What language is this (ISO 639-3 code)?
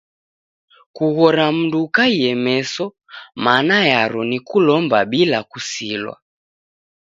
dav